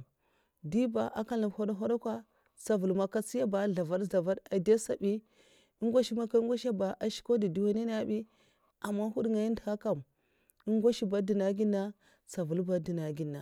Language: Mafa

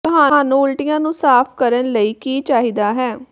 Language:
Punjabi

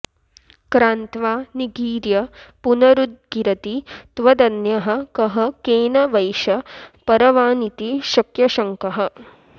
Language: Sanskrit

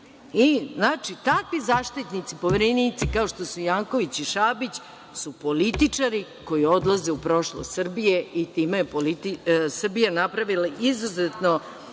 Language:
Serbian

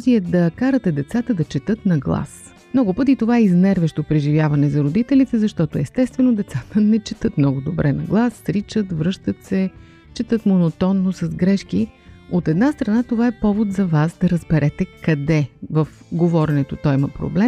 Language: Bulgarian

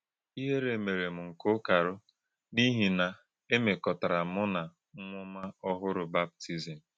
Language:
Igbo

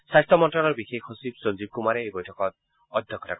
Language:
Assamese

